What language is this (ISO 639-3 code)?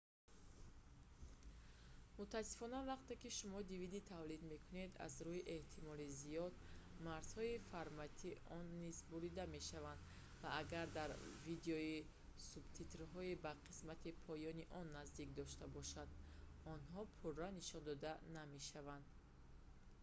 tgk